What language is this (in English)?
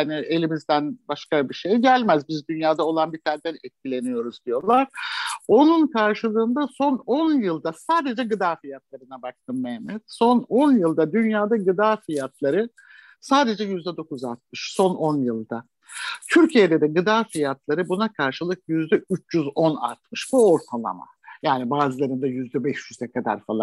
Turkish